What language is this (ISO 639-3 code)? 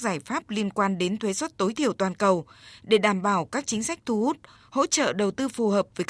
vie